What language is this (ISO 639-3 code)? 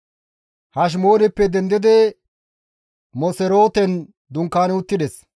gmv